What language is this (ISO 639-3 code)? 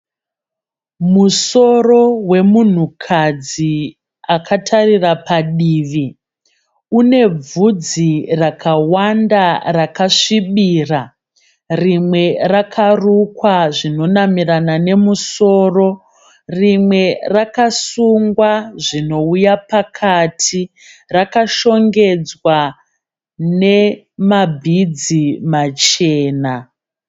sna